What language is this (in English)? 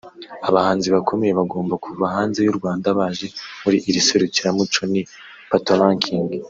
Kinyarwanda